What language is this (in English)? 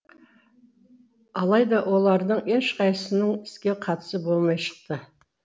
Kazakh